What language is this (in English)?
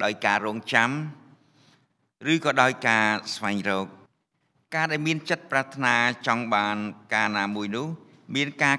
Vietnamese